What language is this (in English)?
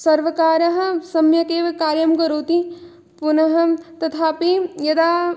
Sanskrit